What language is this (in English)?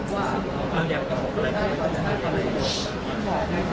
Thai